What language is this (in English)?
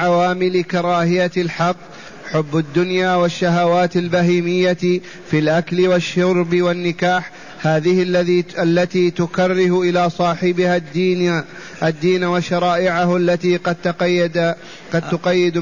Arabic